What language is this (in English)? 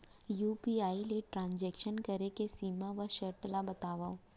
Chhattisgarhi